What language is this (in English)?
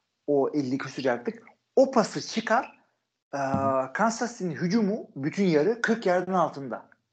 Turkish